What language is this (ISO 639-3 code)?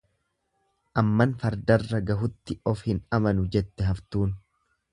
orm